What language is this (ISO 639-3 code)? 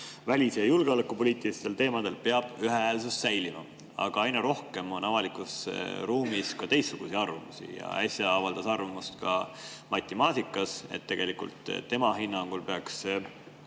est